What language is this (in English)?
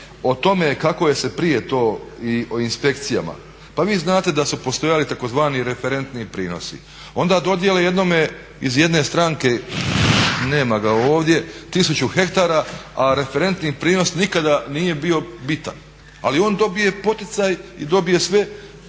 Croatian